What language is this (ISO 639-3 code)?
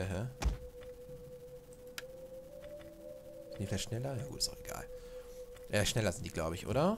deu